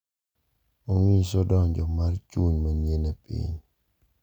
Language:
Luo (Kenya and Tanzania)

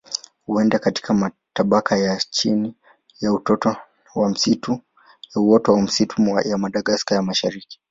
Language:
Swahili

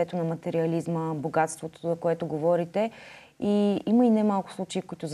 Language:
Bulgarian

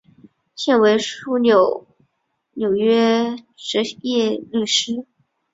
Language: Chinese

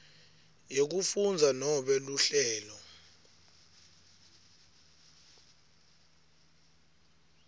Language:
Swati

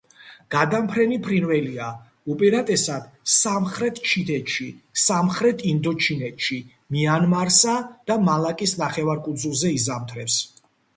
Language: Georgian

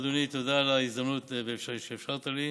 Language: Hebrew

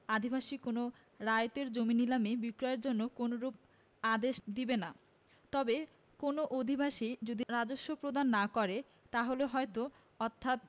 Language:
Bangla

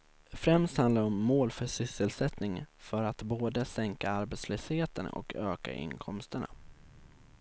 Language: Swedish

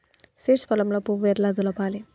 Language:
Telugu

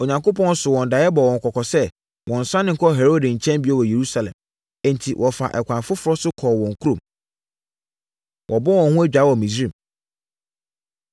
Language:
Akan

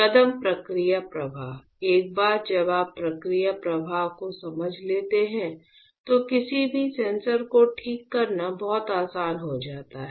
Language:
Hindi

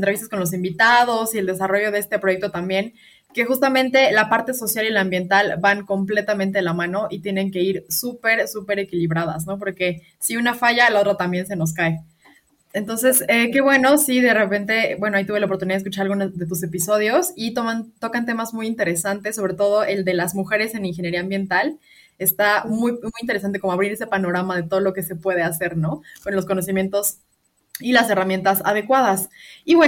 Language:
Spanish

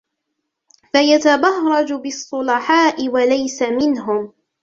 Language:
Arabic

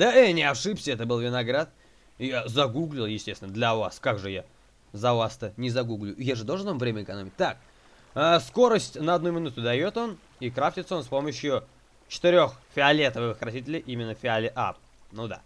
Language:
Russian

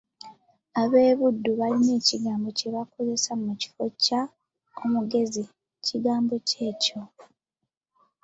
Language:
Ganda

